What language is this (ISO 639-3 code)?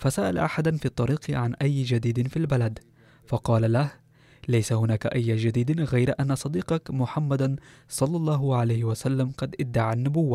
ara